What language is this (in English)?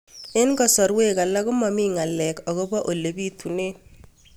Kalenjin